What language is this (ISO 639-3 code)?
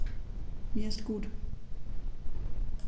deu